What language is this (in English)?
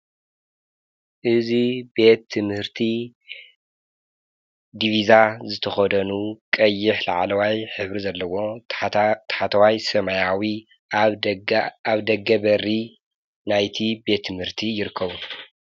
Tigrinya